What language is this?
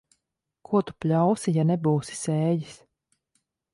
Latvian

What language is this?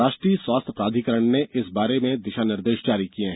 Hindi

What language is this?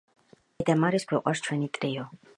Georgian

